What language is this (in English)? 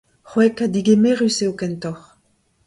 Breton